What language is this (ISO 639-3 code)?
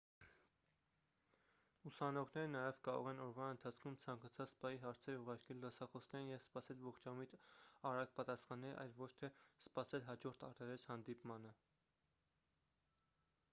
hye